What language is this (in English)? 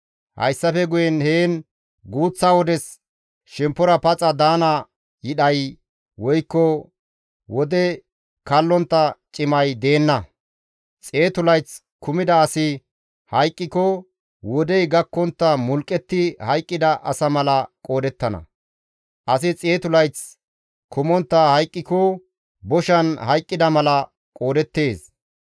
Gamo